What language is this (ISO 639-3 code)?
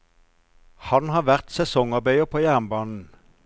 nor